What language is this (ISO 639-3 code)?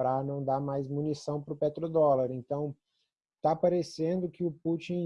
por